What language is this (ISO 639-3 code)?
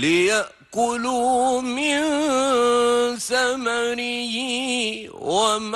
ara